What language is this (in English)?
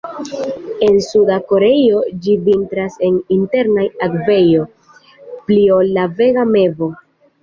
Esperanto